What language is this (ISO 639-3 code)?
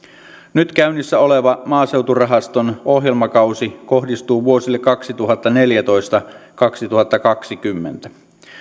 fin